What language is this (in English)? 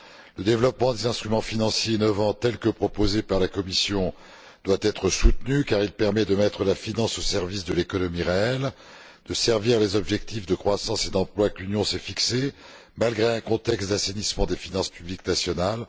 French